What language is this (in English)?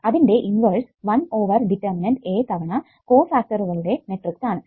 Malayalam